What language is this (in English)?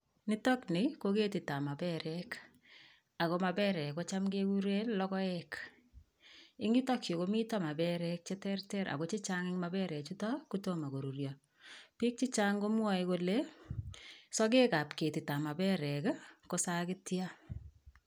Kalenjin